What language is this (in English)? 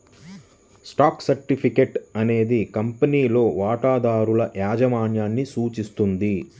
Telugu